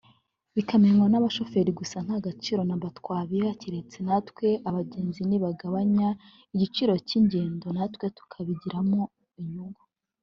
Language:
Kinyarwanda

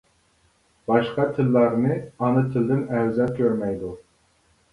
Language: Uyghur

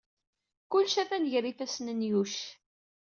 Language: Kabyle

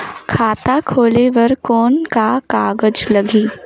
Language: Chhattisgarhi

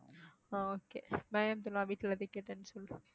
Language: Tamil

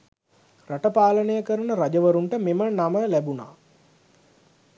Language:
Sinhala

